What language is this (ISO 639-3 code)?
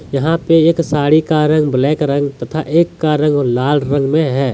hin